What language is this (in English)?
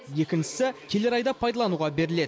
Kazakh